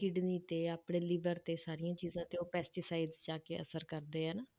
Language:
Punjabi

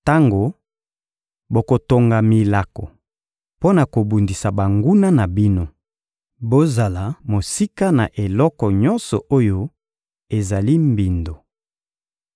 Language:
Lingala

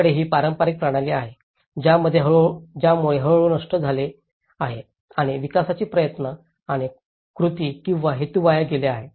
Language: Marathi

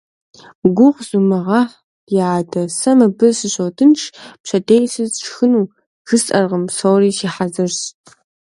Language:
Kabardian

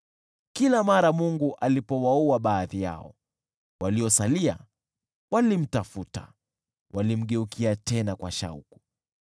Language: Swahili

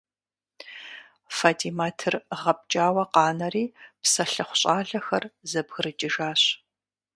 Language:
Kabardian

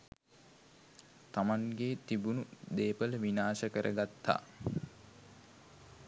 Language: Sinhala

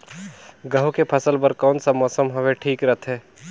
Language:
Chhattisgarhi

